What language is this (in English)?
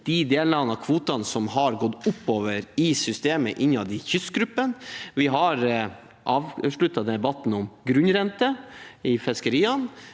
Norwegian